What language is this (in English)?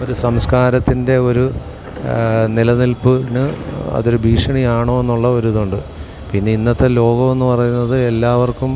Malayalam